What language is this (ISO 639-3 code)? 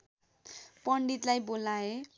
nep